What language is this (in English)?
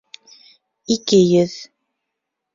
Bashkir